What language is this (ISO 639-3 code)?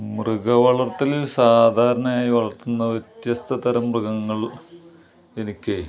mal